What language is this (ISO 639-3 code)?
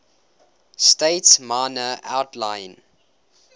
eng